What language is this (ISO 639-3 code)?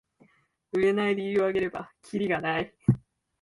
jpn